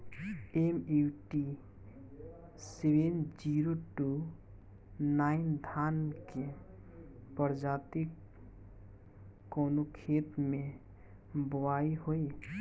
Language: Bhojpuri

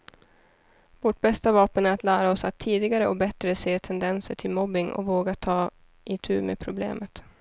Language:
Swedish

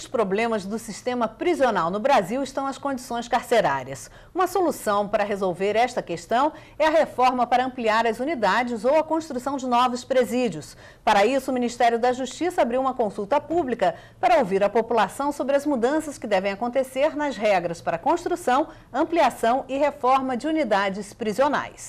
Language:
Portuguese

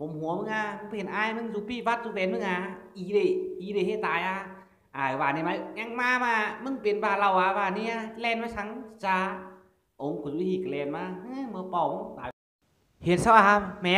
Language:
Thai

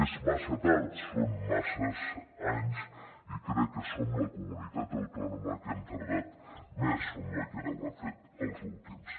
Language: Catalan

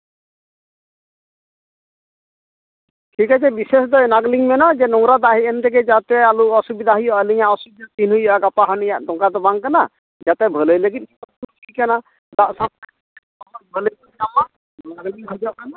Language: Santali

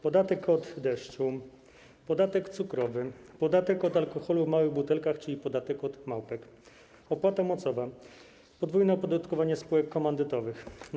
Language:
Polish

